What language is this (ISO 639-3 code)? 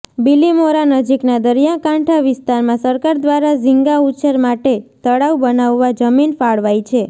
guj